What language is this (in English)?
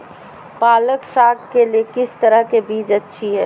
Magahi